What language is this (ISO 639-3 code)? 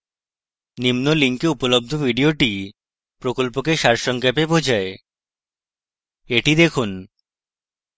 ben